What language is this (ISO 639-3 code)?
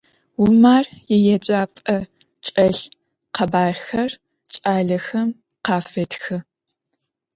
ady